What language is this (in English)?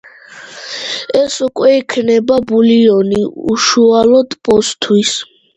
Georgian